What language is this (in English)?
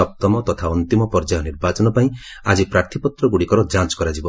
Odia